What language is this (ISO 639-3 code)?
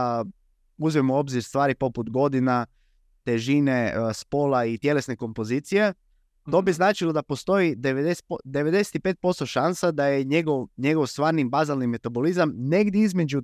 hrv